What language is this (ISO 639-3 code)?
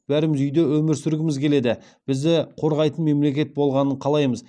kaz